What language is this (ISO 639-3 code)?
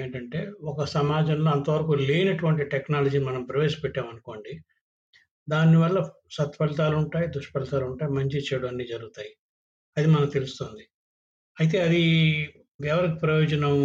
tel